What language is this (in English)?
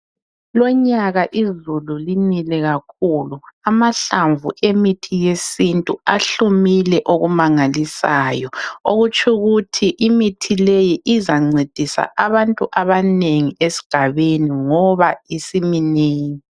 North Ndebele